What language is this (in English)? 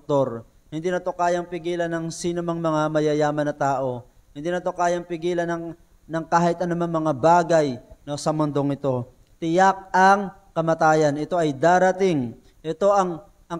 Filipino